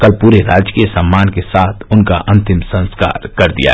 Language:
Hindi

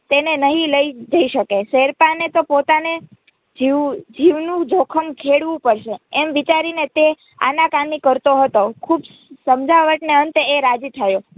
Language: Gujarati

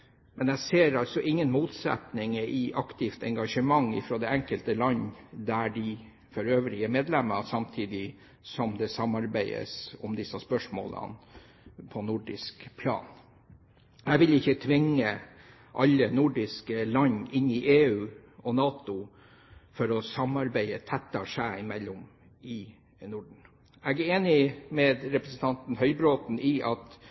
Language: Norwegian Bokmål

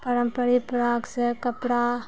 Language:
Maithili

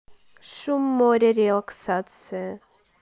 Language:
Russian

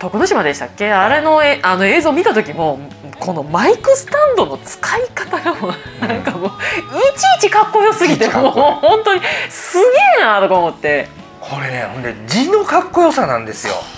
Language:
Japanese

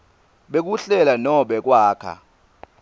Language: Swati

